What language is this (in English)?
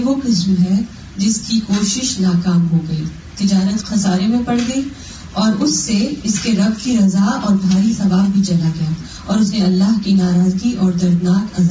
Urdu